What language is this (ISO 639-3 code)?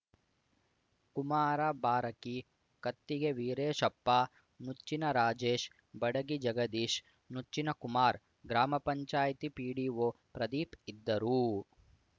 kan